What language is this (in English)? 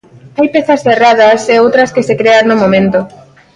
Galician